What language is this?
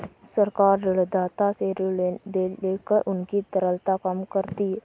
Hindi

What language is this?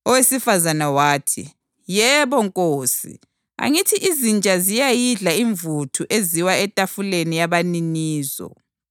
North Ndebele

